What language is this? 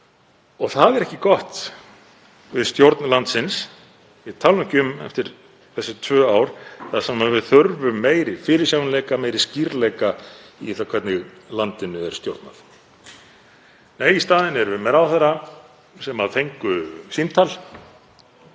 Icelandic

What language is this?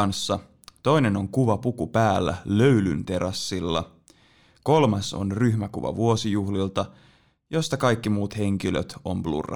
Finnish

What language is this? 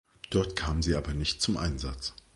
German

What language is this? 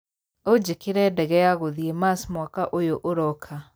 Kikuyu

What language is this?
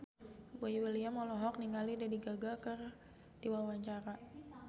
Sundanese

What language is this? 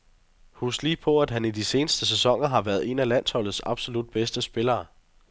Danish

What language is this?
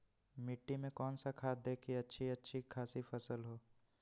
Magahi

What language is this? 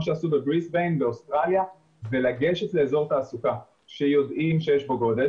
Hebrew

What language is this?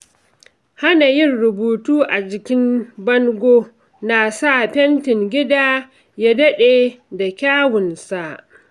Hausa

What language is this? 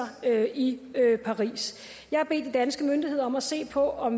Danish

